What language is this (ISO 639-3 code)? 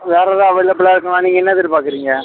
tam